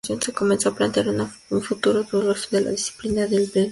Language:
Spanish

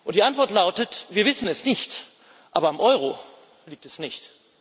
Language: German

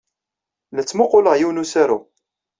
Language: Kabyle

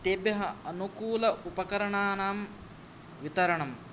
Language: Sanskrit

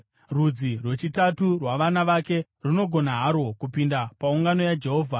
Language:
Shona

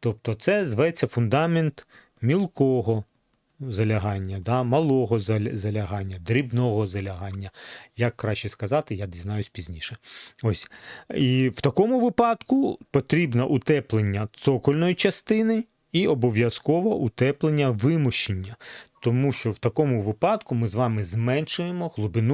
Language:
Ukrainian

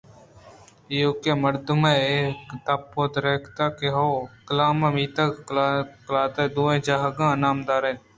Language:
Eastern Balochi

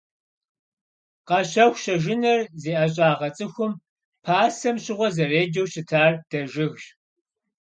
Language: Kabardian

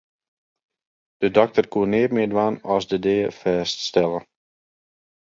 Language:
Western Frisian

